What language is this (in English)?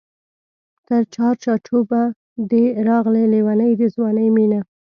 Pashto